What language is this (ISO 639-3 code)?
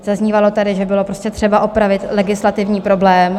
ces